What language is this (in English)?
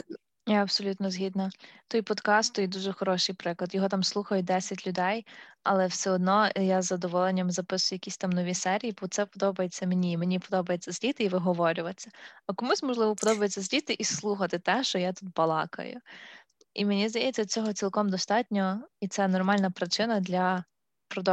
Ukrainian